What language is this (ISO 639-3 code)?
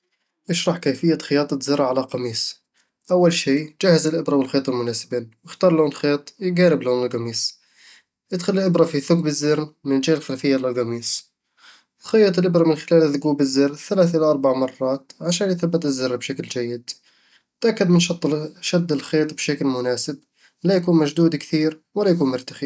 avl